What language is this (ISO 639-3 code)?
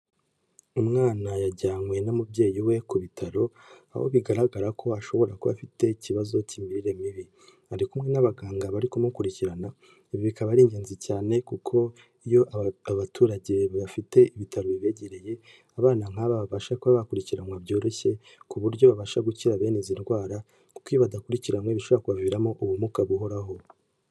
kin